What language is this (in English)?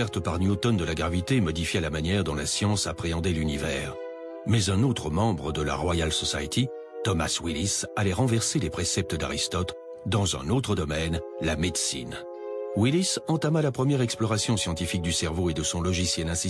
French